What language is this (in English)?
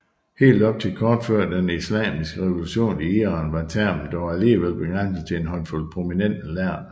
Danish